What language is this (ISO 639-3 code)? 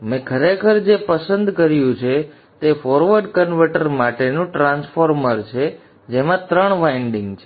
guj